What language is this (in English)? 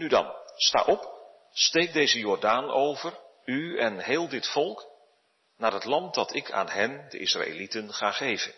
Dutch